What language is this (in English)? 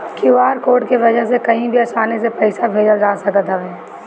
Bhojpuri